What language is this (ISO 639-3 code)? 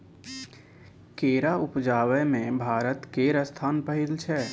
mai